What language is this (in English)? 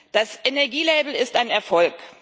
German